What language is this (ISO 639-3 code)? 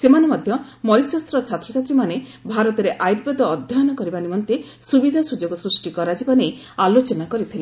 ori